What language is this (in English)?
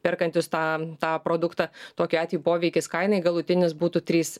Lithuanian